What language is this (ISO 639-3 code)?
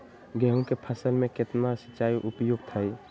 mag